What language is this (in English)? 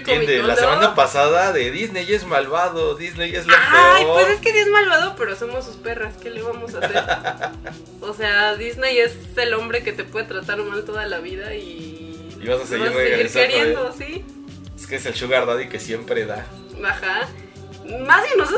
Spanish